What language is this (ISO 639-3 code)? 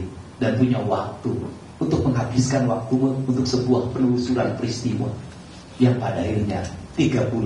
ind